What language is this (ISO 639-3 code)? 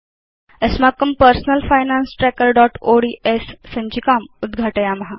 san